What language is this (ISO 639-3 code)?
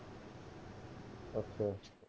pan